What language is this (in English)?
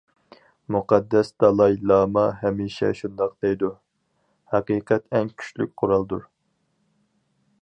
Uyghur